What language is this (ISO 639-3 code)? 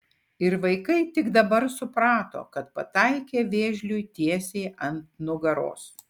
lit